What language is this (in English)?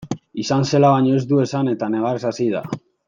Basque